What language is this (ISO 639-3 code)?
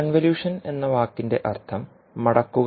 mal